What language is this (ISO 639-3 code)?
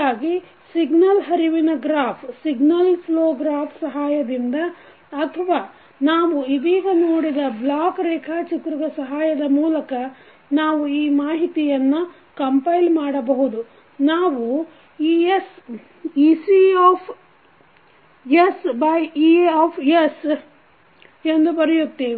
kan